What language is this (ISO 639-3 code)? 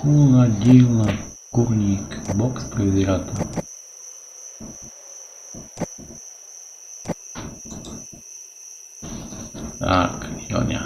slk